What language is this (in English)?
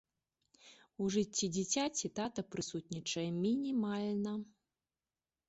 Belarusian